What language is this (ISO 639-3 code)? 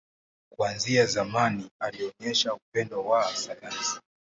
swa